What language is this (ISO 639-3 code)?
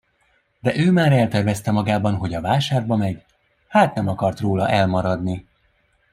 hun